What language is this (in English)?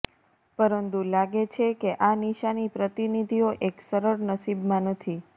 Gujarati